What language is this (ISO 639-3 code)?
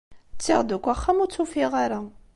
kab